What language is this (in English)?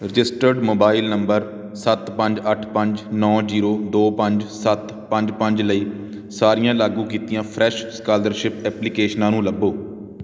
Punjabi